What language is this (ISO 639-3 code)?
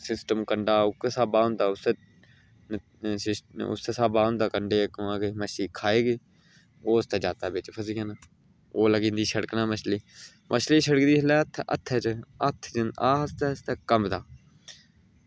doi